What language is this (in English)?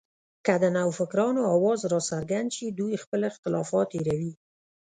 Pashto